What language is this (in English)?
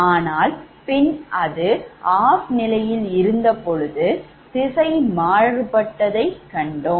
Tamil